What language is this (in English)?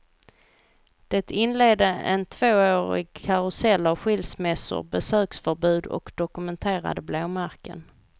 Swedish